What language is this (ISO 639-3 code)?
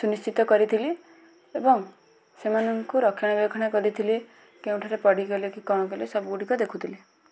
ori